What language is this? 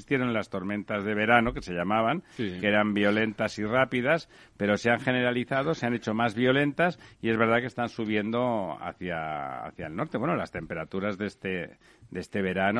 Spanish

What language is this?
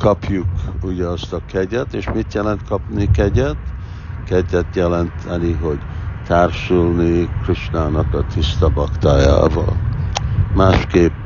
Hungarian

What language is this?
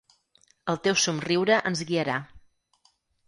Catalan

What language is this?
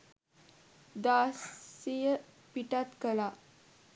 Sinhala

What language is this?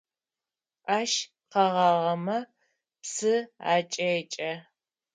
Adyghe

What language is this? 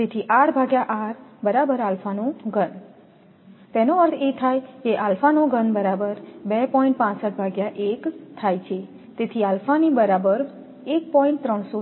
Gujarati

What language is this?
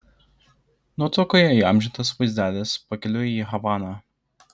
Lithuanian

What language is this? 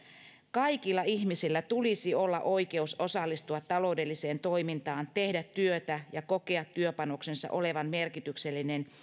Finnish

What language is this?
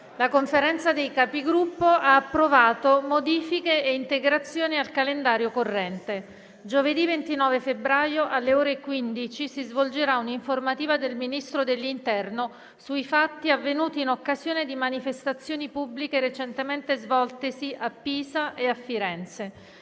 Italian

